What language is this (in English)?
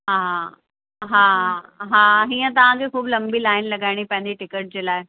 Sindhi